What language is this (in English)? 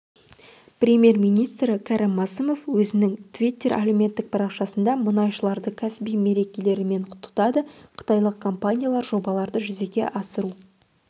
Kazakh